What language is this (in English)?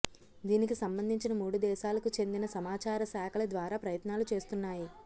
Telugu